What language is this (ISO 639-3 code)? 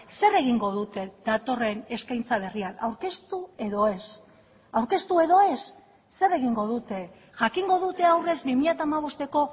eus